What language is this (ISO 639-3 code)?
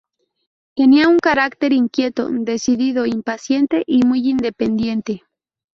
spa